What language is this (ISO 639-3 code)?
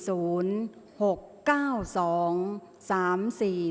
tha